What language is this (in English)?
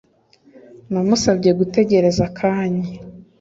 Kinyarwanda